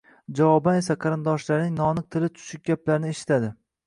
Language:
Uzbek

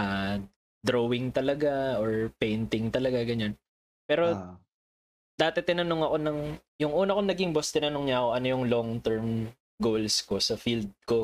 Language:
Filipino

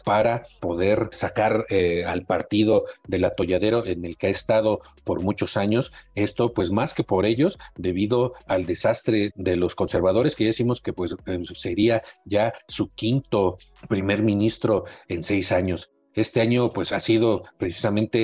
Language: Spanish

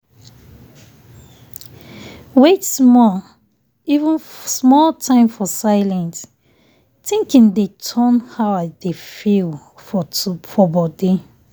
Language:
Nigerian Pidgin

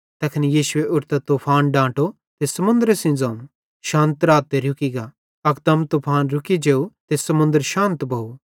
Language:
Bhadrawahi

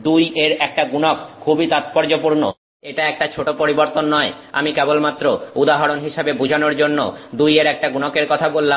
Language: Bangla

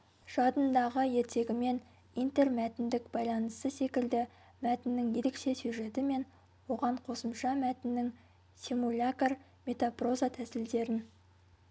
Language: Kazakh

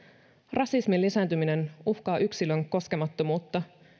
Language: Finnish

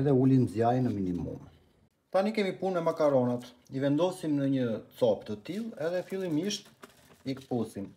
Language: Romanian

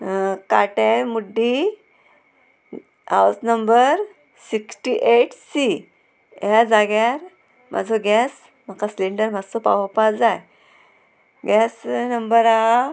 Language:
Konkani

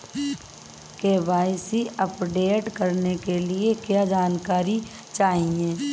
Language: Hindi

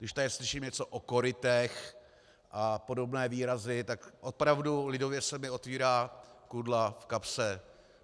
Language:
Czech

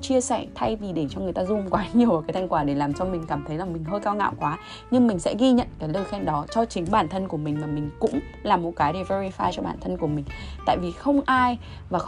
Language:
Vietnamese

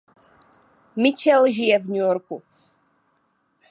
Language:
Czech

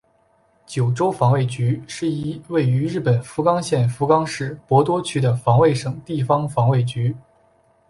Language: Chinese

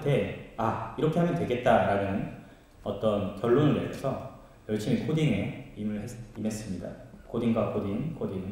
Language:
Korean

